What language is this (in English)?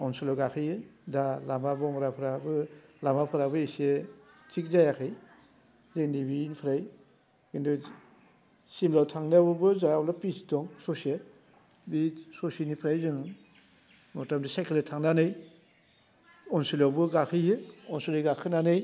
Bodo